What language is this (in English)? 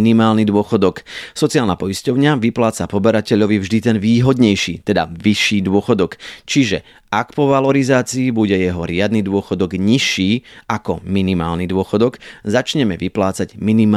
Slovak